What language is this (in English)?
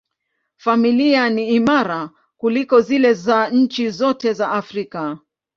Swahili